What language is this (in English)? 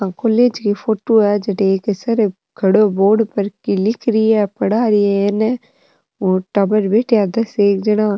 Rajasthani